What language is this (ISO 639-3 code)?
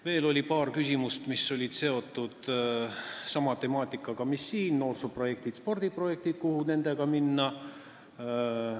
est